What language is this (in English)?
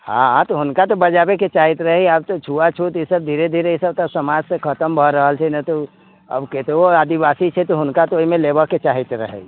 Maithili